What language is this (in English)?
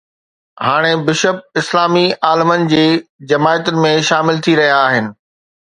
Sindhi